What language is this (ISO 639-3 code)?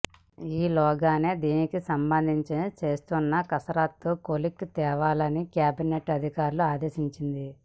tel